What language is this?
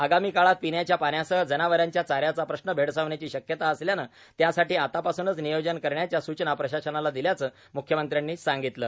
Marathi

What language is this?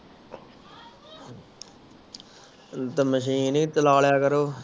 Punjabi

